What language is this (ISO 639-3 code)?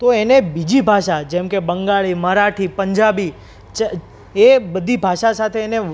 guj